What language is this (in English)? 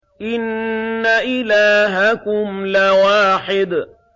Arabic